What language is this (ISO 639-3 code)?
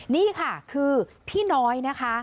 tha